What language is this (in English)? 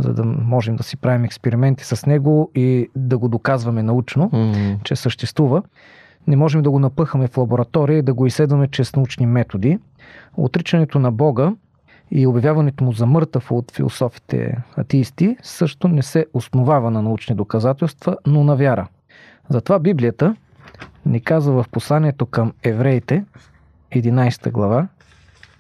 Bulgarian